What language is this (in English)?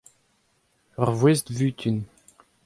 Breton